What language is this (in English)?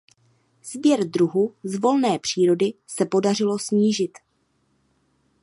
Czech